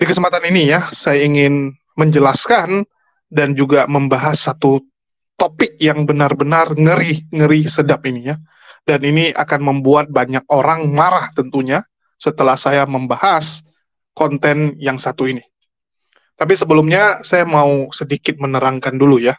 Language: Indonesian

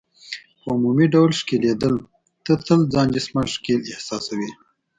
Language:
Pashto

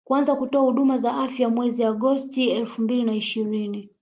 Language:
Swahili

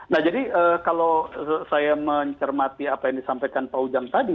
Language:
Indonesian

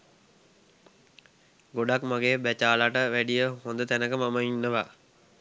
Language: Sinhala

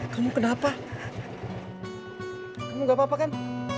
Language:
Indonesian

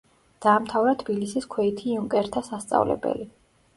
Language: Georgian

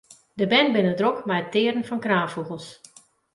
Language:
Western Frisian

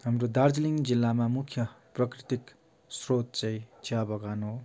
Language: Nepali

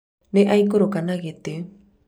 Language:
Kikuyu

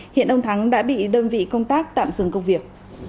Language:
Vietnamese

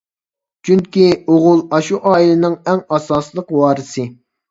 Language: Uyghur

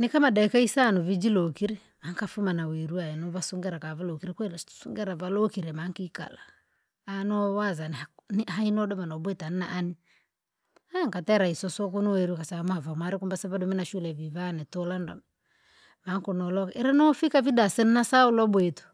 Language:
Langi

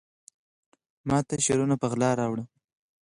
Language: Pashto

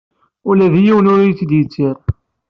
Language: Kabyle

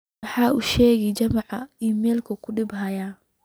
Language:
Somali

